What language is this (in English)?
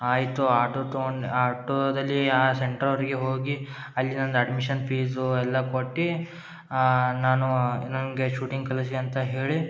Kannada